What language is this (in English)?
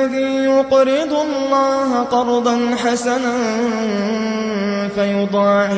Arabic